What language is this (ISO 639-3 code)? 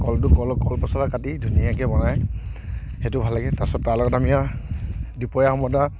asm